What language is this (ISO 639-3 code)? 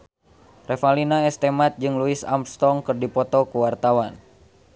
sun